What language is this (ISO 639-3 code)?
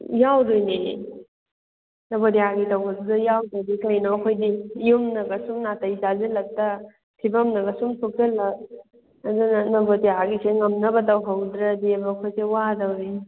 mni